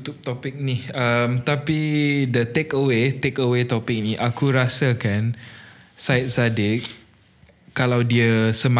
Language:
Malay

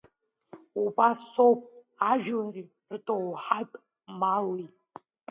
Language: Abkhazian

